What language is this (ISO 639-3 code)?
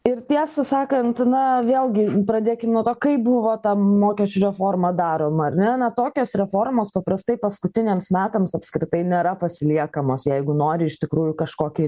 lit